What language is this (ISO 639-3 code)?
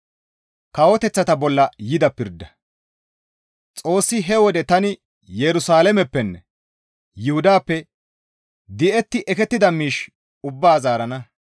gmv